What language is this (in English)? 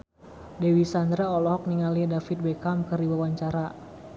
Sundanese